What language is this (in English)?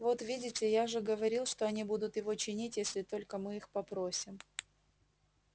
Russian